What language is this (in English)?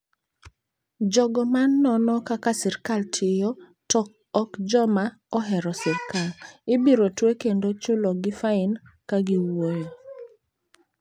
Luo (Kenya and Tanzania)